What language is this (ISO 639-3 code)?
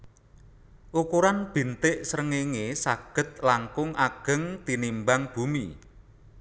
jav